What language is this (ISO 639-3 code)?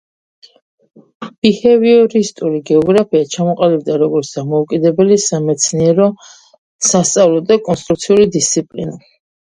kat